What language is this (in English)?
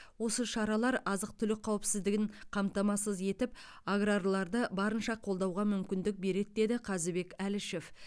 Kazakh